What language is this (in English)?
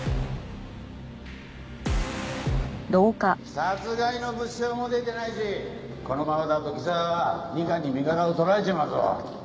Japanese